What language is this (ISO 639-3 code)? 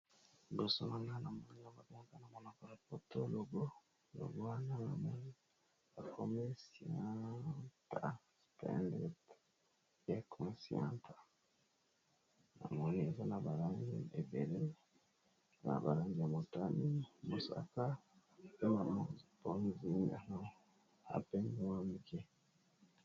lin